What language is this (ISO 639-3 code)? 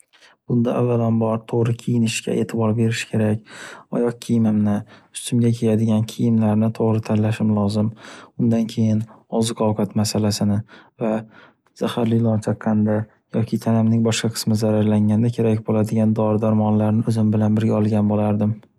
uzb